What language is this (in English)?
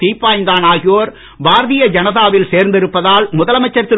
Tamil